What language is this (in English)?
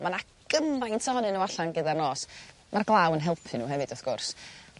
Welsh